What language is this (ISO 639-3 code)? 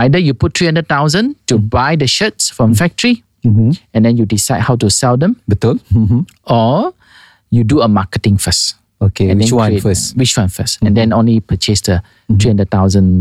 msa